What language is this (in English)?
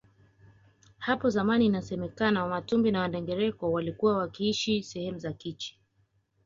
Swahili